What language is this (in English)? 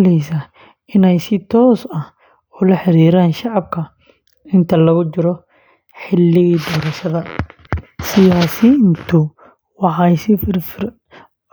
Somali